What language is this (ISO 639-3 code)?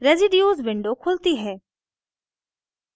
hin